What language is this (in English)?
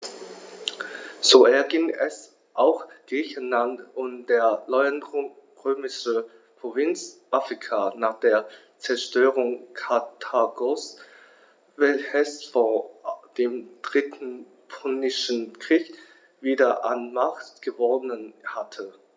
German